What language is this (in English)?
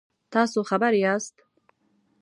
Pashto